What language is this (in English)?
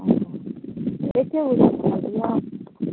Maithili